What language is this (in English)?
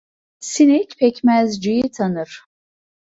Turkish